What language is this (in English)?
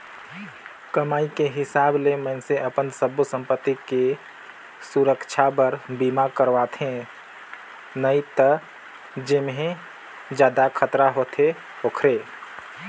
Chhattisgarhi